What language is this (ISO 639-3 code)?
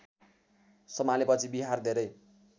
nep